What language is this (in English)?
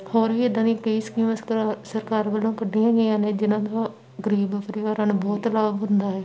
Punjabi